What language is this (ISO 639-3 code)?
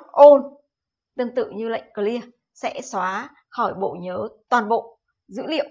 vie